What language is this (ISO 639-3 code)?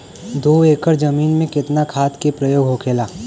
bho